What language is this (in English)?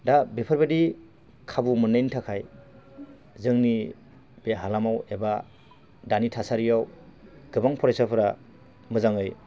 Bodo